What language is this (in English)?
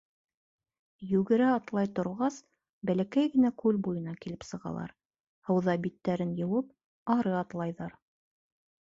Bashkir